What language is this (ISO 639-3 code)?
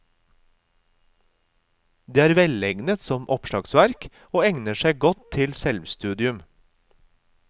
nor